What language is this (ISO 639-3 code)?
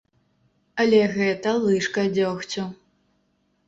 bel